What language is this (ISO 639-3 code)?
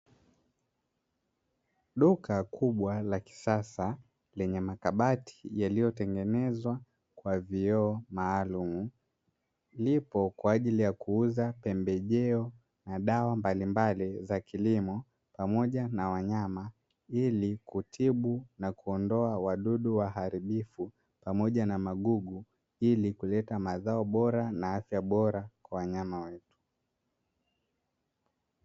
swa